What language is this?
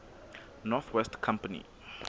Southern Sotho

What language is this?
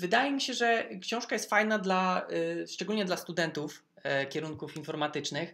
Polish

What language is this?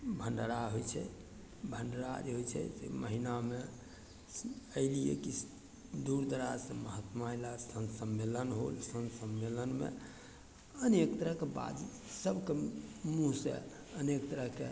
Maithili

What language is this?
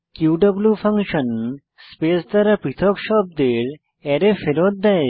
Bangla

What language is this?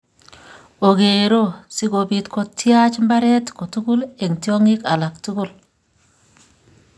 Kalenjin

